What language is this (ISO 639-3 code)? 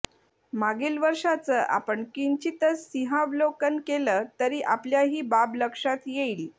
mar